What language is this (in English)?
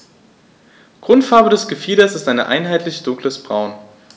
German